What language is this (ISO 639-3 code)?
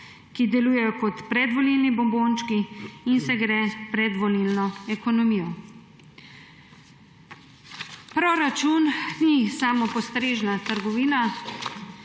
slv